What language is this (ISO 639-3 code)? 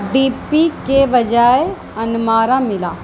urd